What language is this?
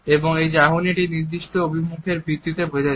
Bangla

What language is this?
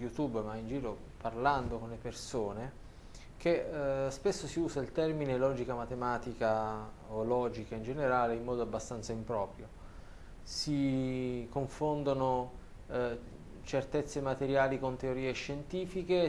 Italian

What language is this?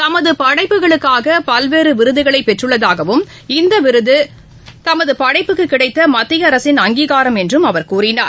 Tamil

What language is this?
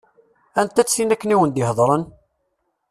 Kabyle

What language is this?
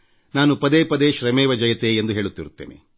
Kannada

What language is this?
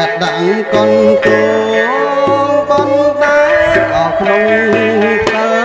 Thai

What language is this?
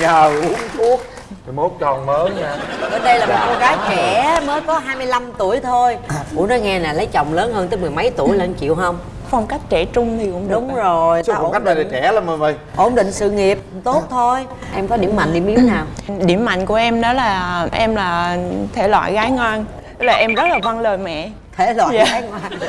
Vietnamese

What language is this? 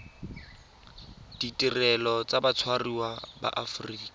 Tswana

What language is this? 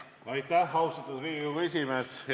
Estonian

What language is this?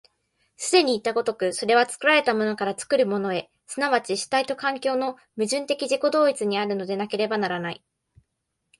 Japanese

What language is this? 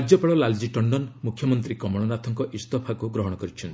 Odia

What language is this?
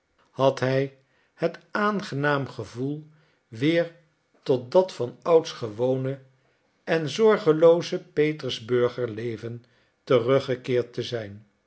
Dutch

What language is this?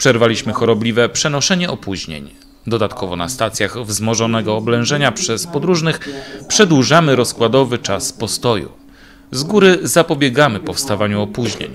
Polish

